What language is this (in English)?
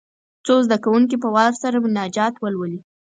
Pashto